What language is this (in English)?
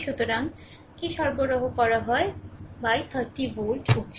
Bangla